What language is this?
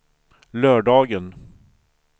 Swedish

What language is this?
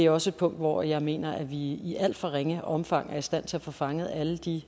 Danish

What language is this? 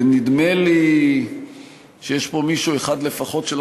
Hebrew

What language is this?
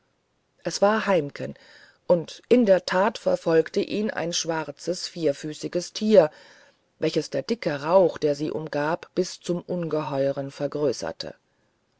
German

